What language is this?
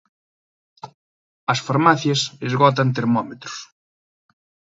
Galician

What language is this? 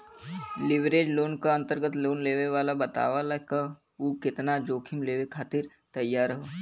Bhojpuri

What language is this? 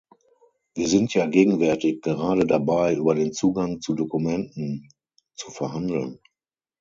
German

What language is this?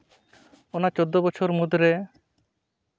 Santali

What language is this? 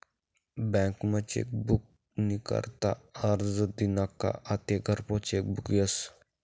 Marathi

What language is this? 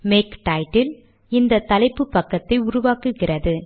Tamil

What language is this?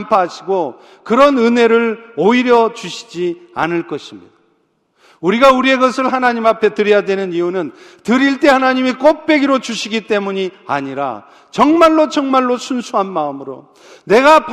Korean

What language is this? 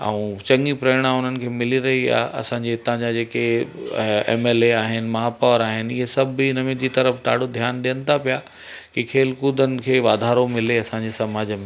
Sindhi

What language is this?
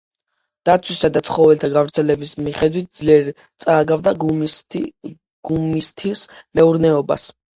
Georgian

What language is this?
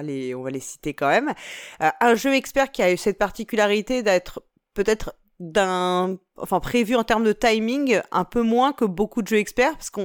French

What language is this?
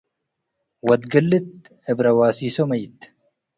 Tigre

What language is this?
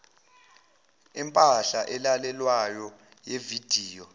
Zulu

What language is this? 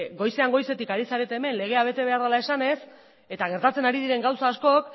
Basque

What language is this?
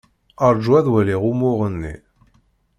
Kabyle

